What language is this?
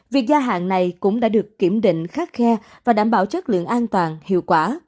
Vietnamese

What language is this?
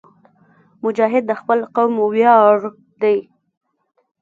Pashto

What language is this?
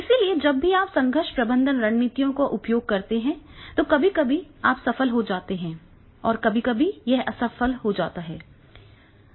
Hindi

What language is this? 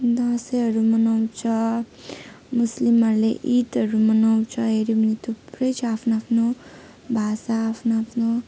Nepali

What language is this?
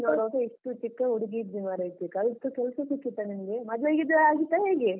Kannada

